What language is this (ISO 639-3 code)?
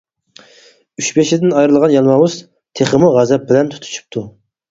uig